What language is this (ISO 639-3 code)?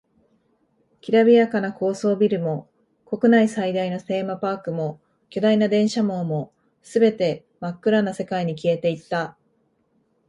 jpn